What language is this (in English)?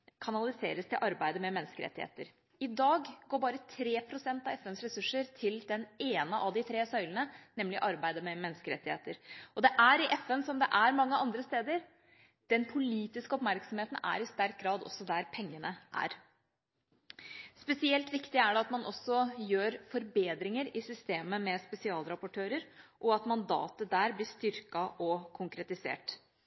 Norwegian Bokmål